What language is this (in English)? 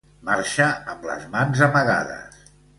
Catalan